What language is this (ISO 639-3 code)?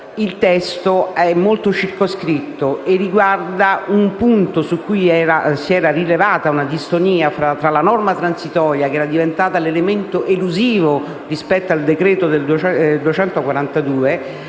ita